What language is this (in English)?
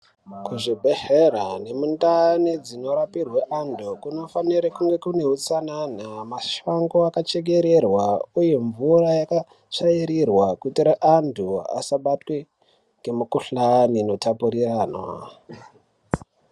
Ndau